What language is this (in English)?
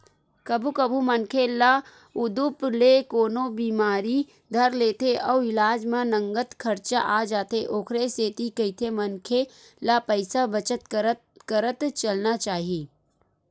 Chhattisgarhi